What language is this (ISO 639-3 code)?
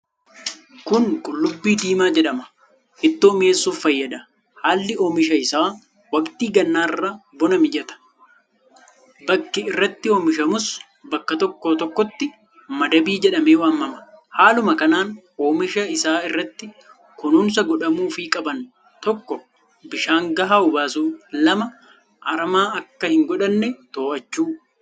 orm